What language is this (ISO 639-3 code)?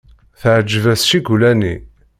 kab